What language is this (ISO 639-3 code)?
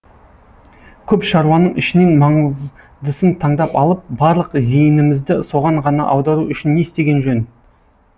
kaz